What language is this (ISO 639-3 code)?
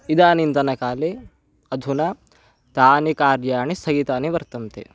san